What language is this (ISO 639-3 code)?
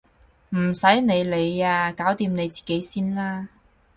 yue